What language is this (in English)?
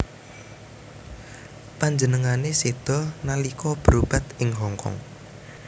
Javanese